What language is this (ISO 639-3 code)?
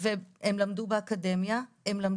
heb